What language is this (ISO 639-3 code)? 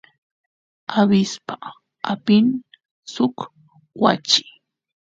qus